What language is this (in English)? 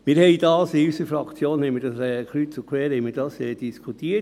Swiss German